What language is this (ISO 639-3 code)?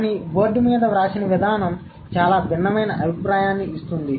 tel